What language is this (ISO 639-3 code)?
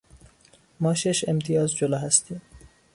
fas